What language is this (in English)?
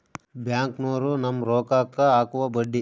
Kannada